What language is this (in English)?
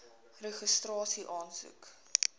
Afrikaans